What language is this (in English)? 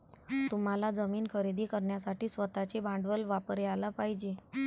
Marathi